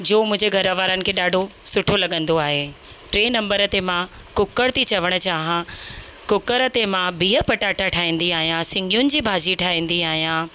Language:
Sindhi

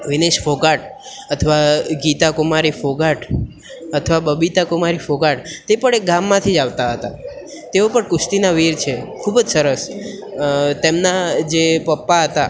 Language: Gujarati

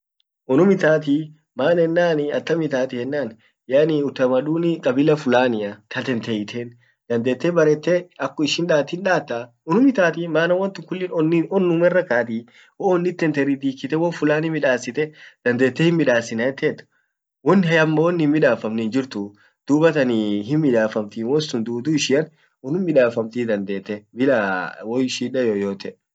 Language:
Orma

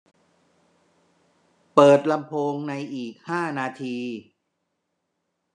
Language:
Thai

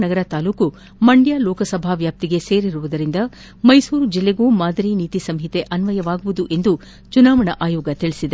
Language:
Kannada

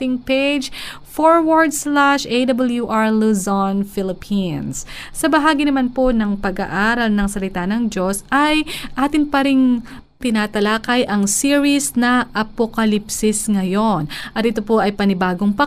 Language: Filipino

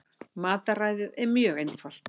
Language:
Icelandic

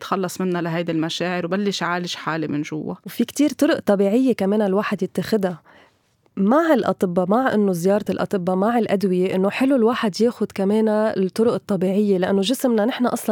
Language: Arabic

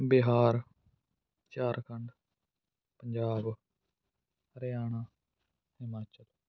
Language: Punjabi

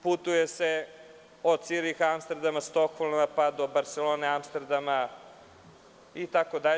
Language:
Serbian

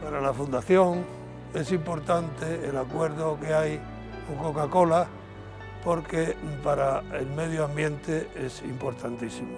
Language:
Spanish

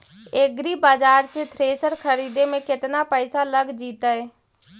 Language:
Magahi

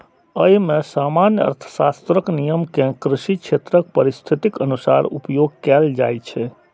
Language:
Maithili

